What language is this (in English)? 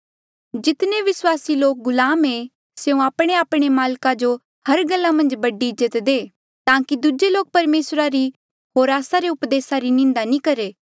Mandeali